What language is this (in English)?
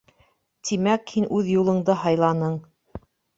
Bashkir